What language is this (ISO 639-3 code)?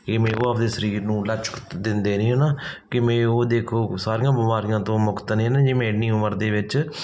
pan